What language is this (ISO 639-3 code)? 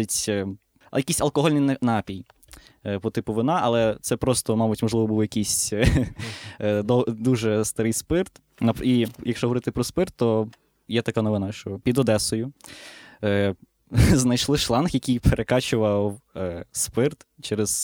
ukr